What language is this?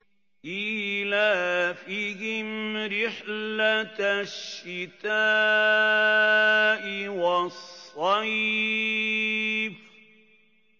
Arabic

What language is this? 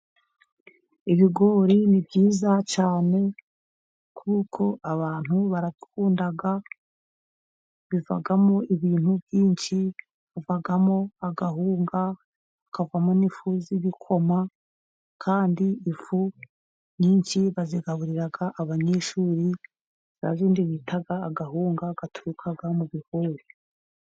Kinyarwanda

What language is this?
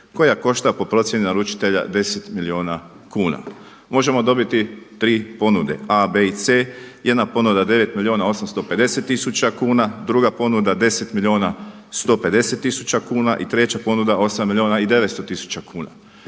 Croatian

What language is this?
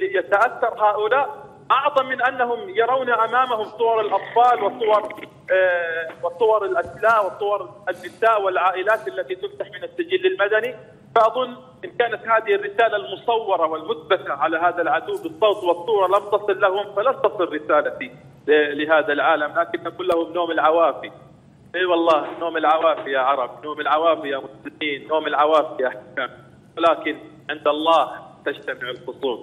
Arabic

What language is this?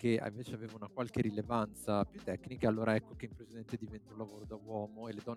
Italian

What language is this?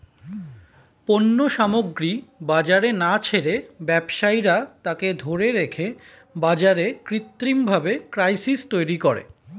Bangla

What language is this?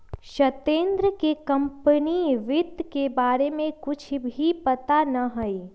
Magahi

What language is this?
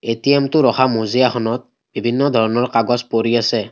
Assamese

